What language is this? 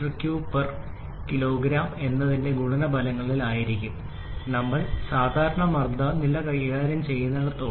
Malayalam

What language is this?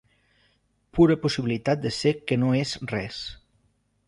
Catalan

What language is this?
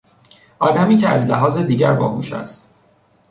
Persian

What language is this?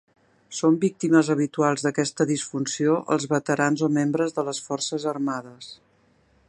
Catalan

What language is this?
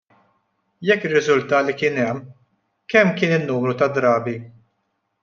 Maltese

